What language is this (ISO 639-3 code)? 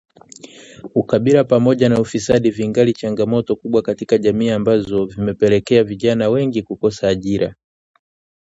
swa